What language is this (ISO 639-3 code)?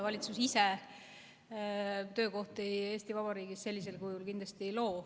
est